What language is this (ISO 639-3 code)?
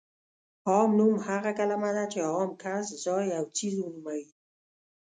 pus